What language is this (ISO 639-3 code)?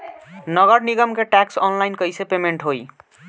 bho